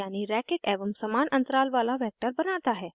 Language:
Hindi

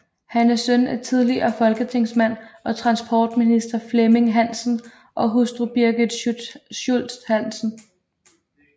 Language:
Danish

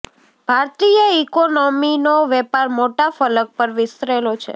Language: Gujarati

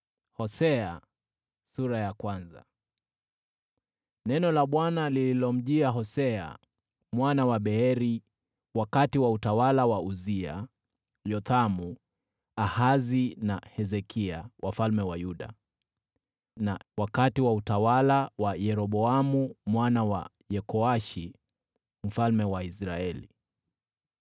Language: Swahili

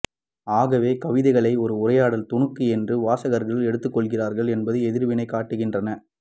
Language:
Tamil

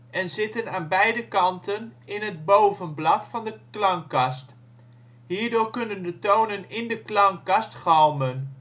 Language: Dutch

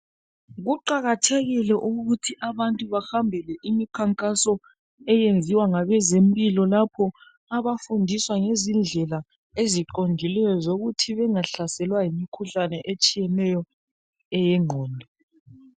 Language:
North Ndebele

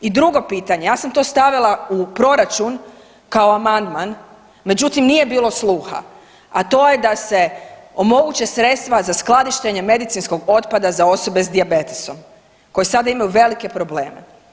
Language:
Croatian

